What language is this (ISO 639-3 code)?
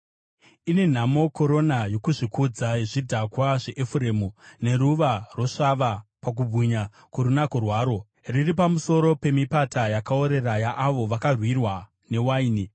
sna